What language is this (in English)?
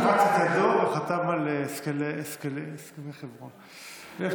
Hebrew